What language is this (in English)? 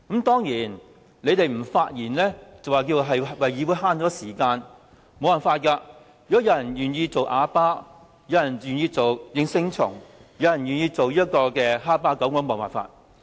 Cantonese